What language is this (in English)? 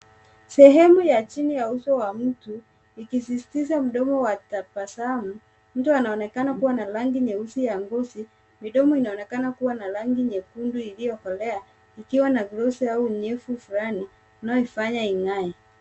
Swahili